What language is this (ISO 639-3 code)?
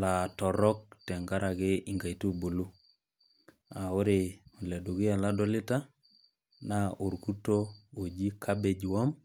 mas